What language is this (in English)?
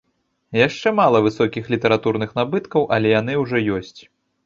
Belarusian